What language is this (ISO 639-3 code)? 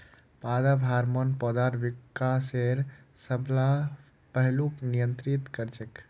mag